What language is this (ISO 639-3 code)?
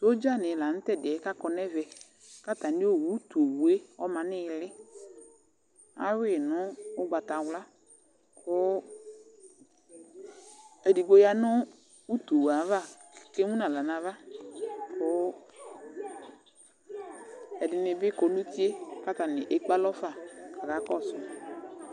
kpo